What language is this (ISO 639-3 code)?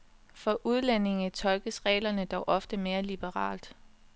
dan